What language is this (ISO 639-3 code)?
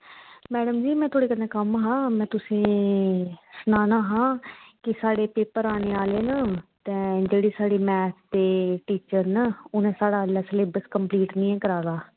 doi